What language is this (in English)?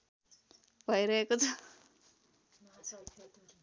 Nepali